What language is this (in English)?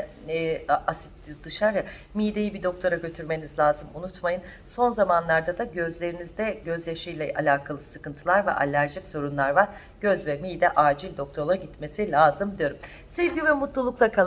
Turkish